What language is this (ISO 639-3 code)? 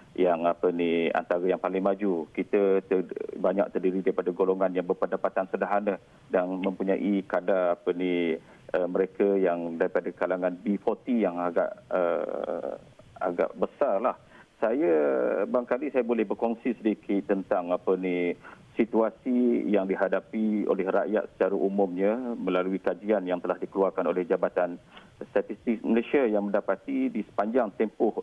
msa